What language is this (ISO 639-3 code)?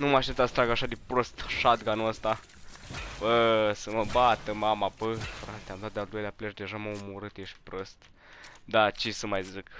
ron